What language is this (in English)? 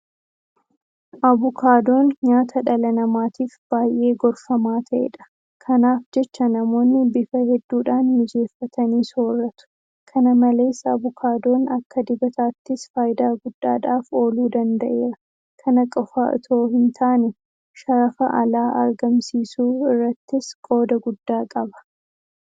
Oromo